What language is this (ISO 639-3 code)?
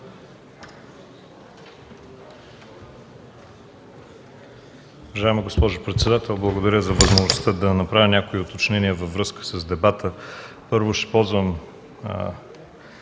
bul